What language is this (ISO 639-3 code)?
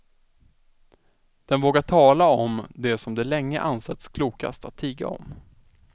swe